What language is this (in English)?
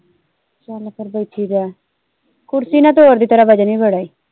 Punjabi